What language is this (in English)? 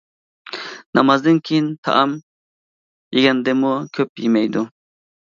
Uyghur